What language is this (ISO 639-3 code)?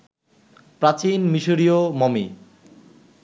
ben